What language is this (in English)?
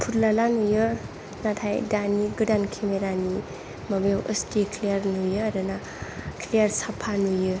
Bodo